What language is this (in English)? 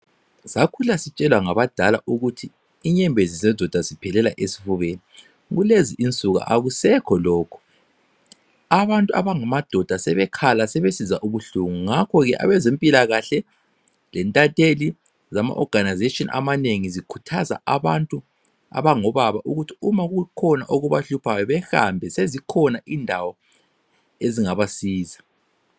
North Ndebele